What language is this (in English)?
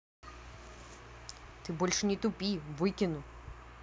Russian